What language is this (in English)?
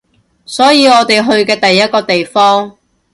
Cantonese